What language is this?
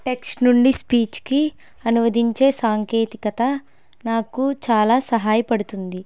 Telugu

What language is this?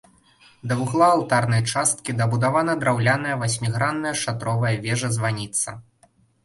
Belarusian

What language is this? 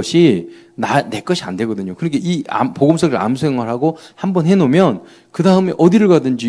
Korean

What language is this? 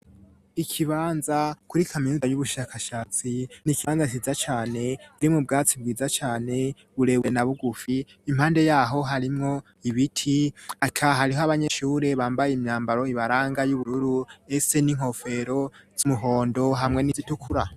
Rundi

